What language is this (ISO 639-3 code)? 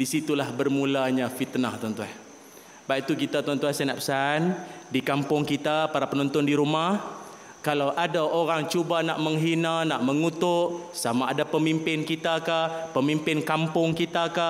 msa